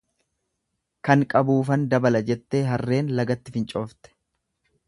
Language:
Oromo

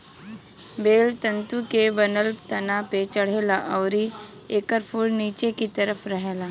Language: Bhojpuri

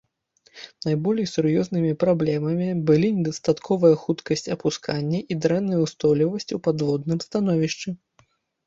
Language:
Belarusian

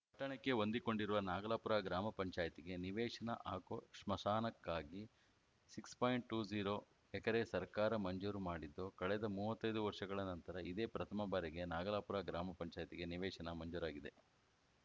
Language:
Kannada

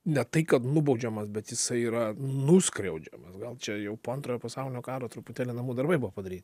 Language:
Lithuanian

